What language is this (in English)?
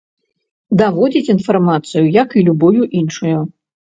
Belarusian